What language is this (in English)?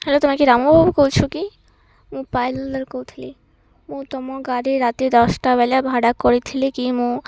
Odia